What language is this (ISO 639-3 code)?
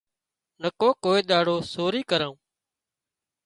kxp